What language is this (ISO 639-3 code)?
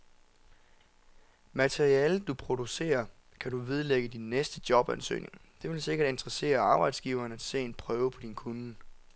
dan